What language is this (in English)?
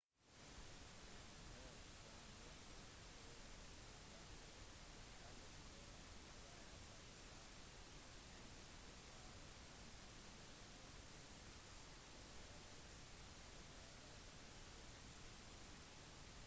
Norwegian Bokmål